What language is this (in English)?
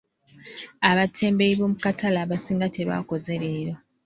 Ganda